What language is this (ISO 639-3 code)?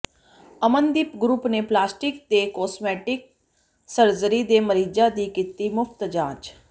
pan